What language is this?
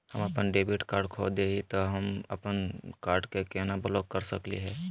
Magahi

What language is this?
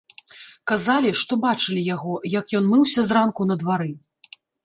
Belarusian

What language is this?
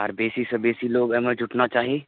Maithili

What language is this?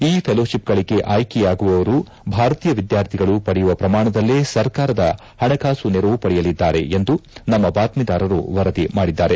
Kannada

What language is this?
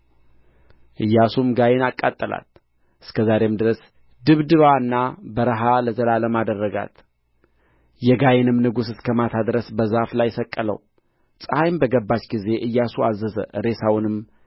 Amharic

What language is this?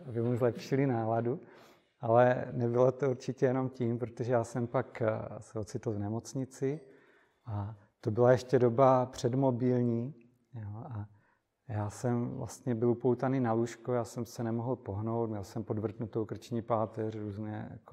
Czech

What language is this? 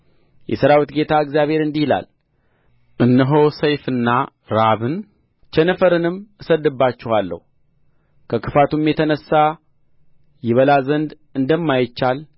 Amharic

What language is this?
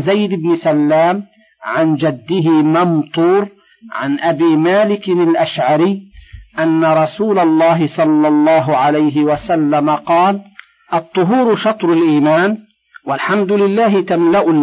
Arabic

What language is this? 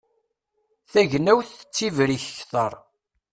Kabyle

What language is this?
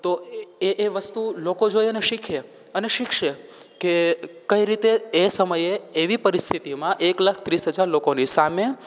Gujarati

